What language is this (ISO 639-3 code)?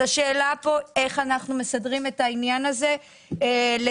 heb